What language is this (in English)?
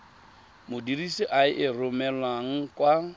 Tswana